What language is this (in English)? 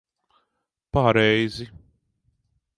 Latvian